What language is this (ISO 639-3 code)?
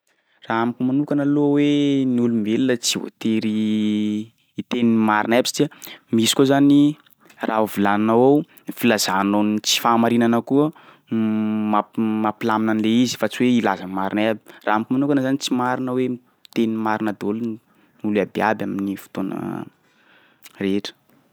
skg